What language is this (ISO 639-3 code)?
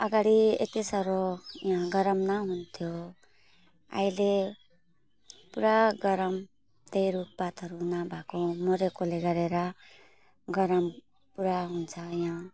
nep